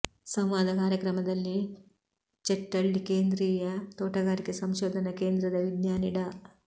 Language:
Kannada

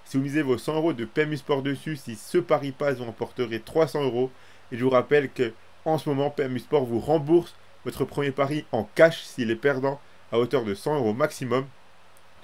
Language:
French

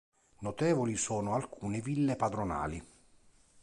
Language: Italian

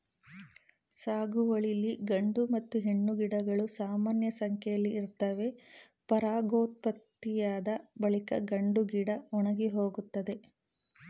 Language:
Kannada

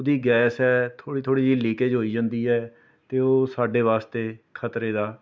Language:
Punjabi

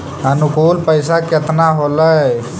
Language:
Magahi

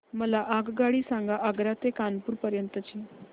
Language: Marathi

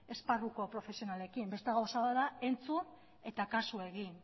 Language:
Basque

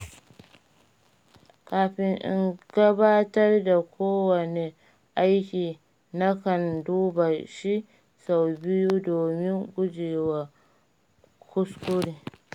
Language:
Hausa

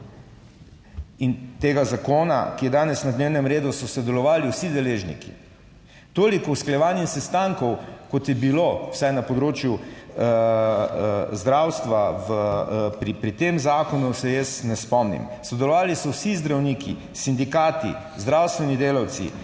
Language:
Slovenian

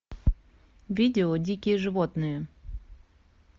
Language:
Russian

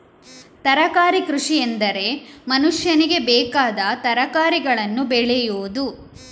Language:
Kannada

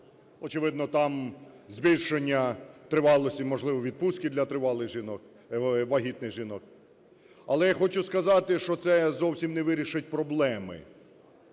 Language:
Ukrainian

